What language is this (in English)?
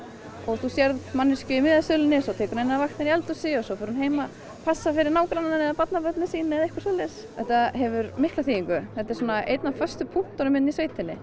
Icelandic